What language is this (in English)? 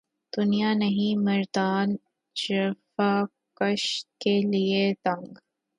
Urdu